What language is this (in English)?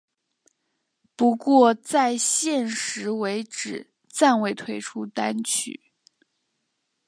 Chinese